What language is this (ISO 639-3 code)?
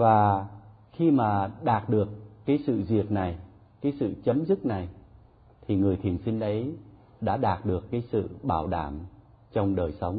vie